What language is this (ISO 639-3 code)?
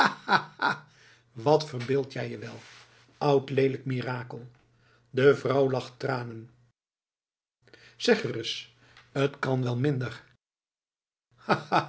nld